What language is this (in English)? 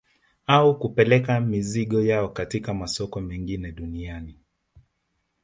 Swahili